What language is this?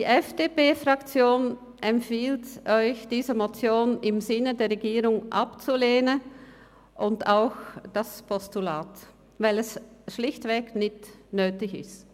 Swiss German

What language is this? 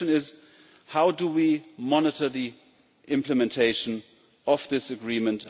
English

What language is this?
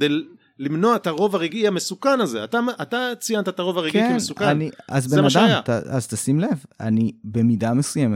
Hebrew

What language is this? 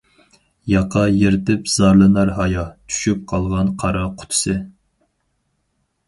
Uyghur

